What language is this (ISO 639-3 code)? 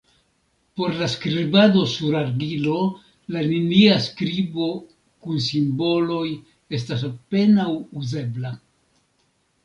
epo